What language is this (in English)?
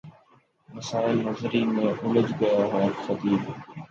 Urdu